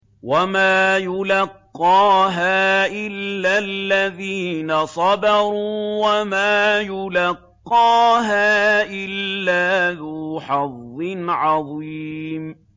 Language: Arabic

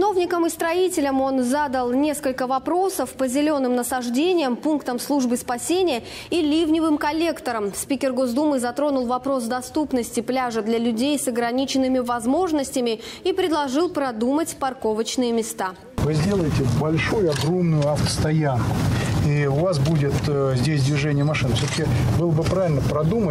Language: Russian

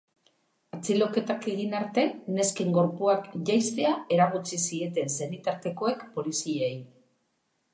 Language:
Basque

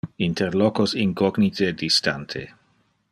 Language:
Interlingua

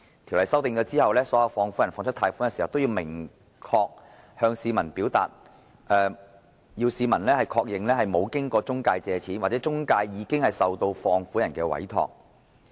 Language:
Cantonese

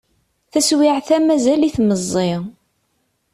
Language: Kabyle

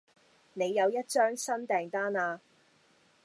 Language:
Cantonese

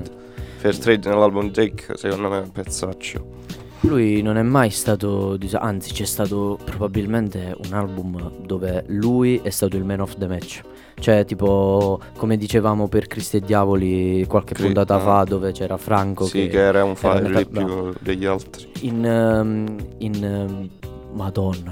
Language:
Italian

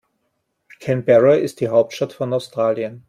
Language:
German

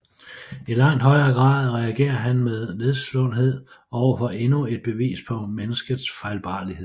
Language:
Danish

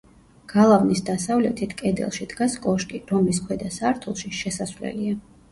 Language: Georgian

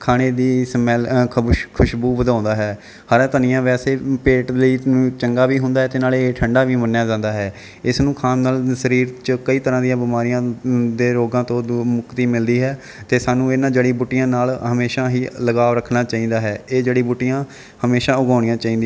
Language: Punjabi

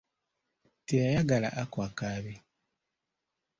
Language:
Ganda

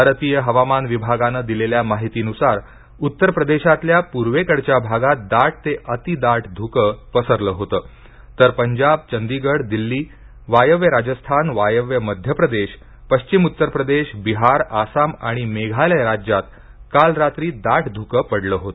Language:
Marathi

